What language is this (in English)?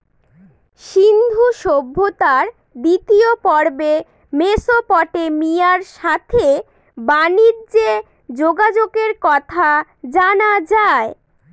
Bangla